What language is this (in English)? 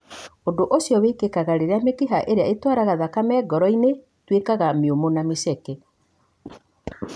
Kikuyu